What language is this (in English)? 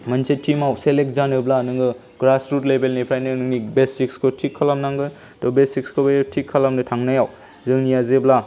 Bodo